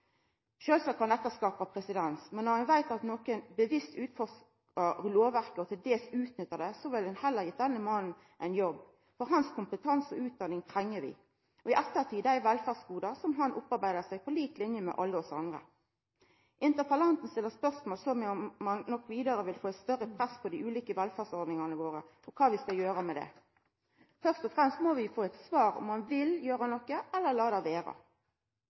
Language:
Norwegian Nynorsk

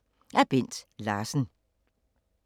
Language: Danish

